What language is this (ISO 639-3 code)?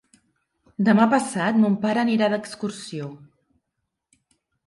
cat